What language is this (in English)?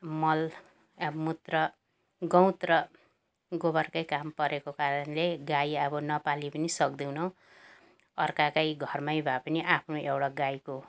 Nepali